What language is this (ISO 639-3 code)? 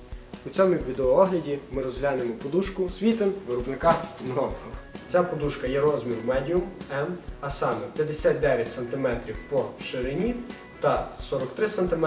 ukr